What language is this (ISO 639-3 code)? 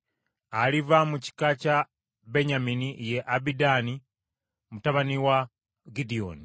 lug